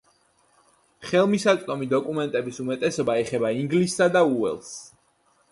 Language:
Georgian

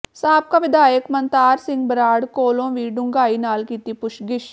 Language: Punjabi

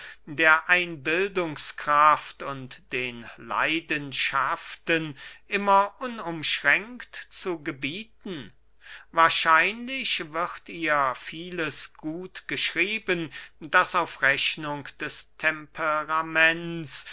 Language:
German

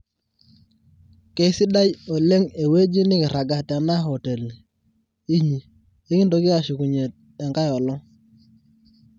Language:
Masai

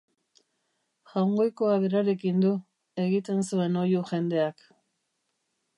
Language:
Basque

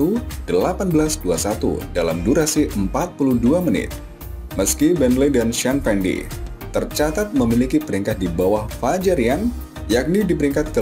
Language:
Indonesian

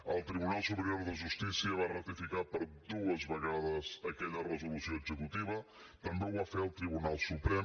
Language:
Catalan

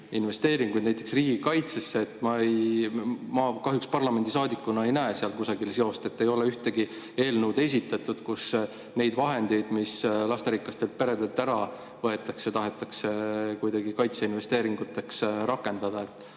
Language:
Estonian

